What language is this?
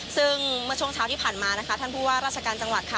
Thai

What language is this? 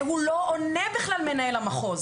Hebrew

